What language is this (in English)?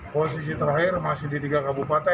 Indonesian